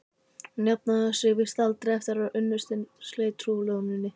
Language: Icelandic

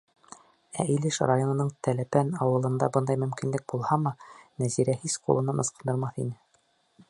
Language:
Bashkir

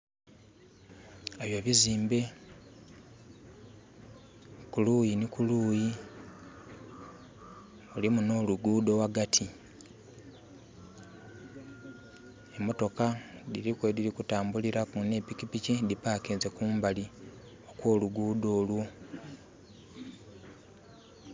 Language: Soga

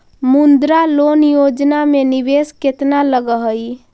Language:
Magahi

